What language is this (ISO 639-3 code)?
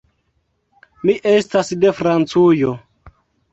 epo